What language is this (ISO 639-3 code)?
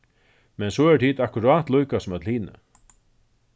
fao